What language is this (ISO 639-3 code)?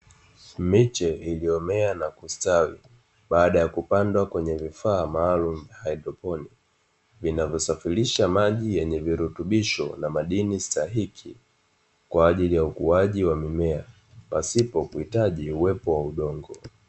swa